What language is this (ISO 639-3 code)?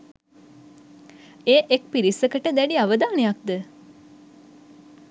sin